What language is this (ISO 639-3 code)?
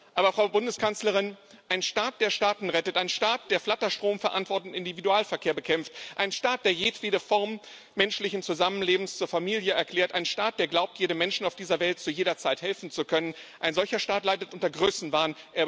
deu